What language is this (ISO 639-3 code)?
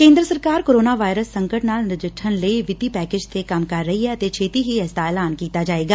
pan